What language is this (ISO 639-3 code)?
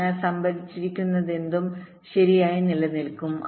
mal